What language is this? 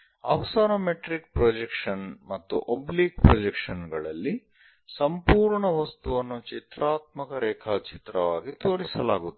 Kannada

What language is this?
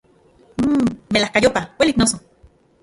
Central Puebla Nahuatl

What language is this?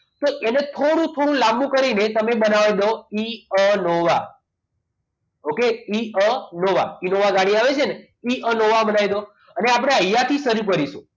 Gujarati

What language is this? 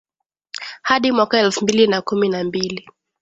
Swahili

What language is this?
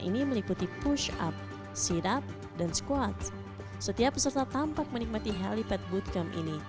Indonesian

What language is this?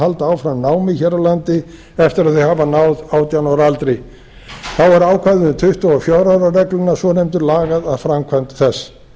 Icelandic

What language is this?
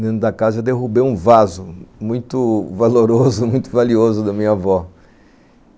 Portuguese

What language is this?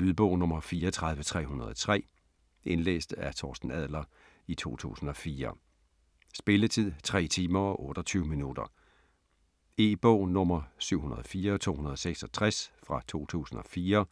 Danish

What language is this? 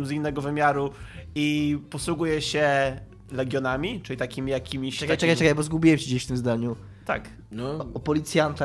Polish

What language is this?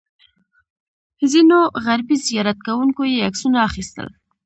Pashto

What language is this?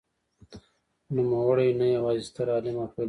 Pashto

